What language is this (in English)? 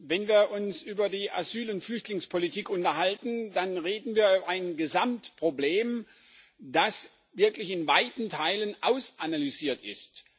German